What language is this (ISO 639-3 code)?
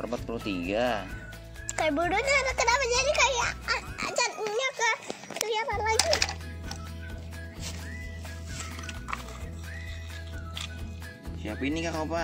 ind